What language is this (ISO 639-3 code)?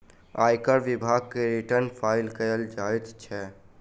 mai